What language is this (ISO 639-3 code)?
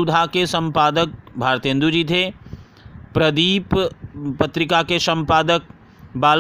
hin